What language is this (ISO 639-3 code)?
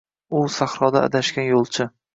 uzb